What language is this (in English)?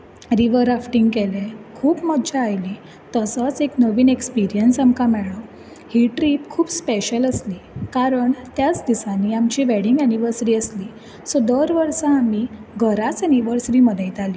Konkani